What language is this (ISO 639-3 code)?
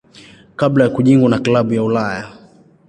swa